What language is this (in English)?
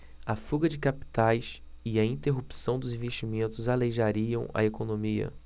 Portuguese